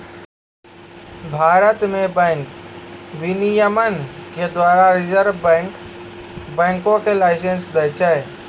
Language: Maithili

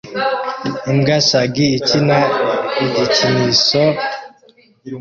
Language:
Kinyarwanda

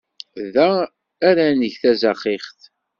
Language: Kabyle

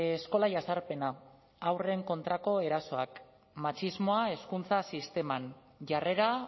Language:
Basque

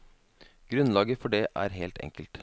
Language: Norwegian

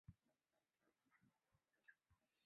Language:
Chinese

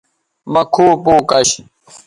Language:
Bateri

